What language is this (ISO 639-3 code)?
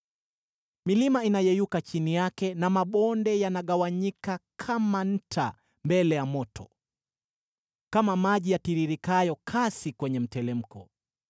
swa